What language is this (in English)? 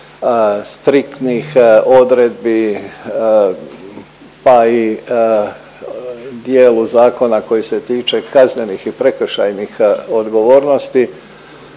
Croatian